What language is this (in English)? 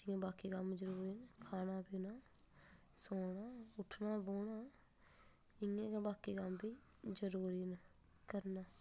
Dogri